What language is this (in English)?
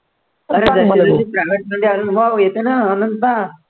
Marathi